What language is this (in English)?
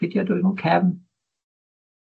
Welsh